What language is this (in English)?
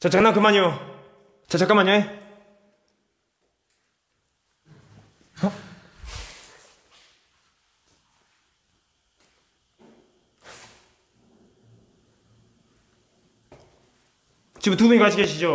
Korean